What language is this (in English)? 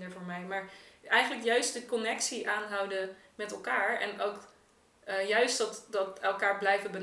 Dutch